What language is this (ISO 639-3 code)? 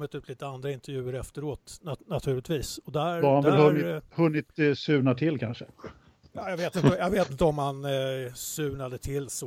swe